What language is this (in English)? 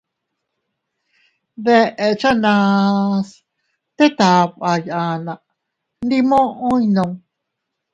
Teutila Cuicatec